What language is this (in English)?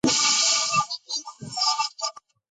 Georgian